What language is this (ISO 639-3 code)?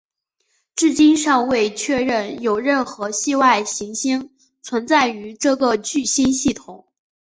zho